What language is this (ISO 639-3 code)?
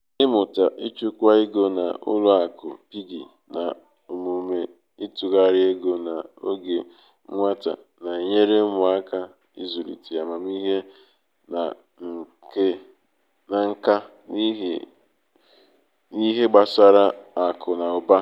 ibo